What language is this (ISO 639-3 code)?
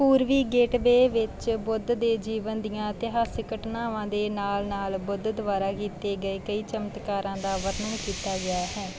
pan